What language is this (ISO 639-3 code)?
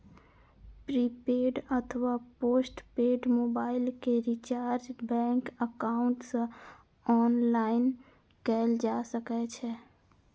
mai